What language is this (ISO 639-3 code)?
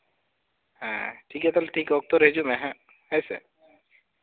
sat